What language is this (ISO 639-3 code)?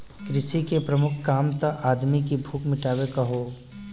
bho